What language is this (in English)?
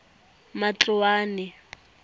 Tswana